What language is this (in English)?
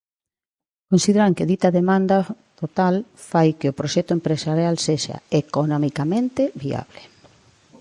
Galician